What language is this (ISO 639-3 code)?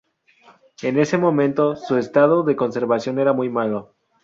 spa